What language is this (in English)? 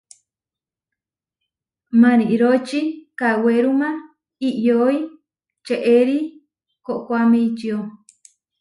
Huarijio